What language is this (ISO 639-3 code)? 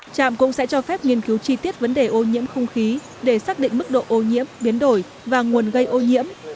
vie